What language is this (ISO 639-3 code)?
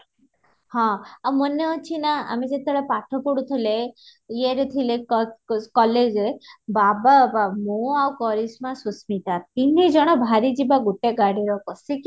ori